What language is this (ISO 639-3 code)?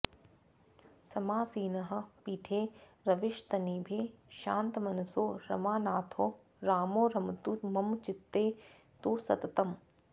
san